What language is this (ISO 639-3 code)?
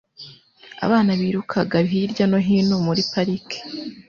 kin